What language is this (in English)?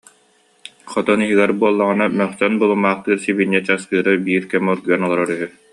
Yakut